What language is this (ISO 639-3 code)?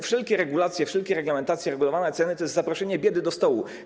pol